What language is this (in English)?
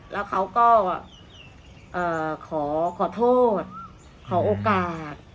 Thai